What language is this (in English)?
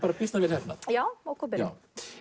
Icelandic